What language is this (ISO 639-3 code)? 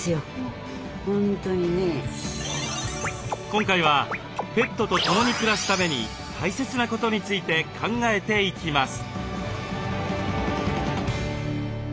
jpn